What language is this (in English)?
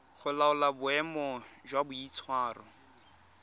Tswana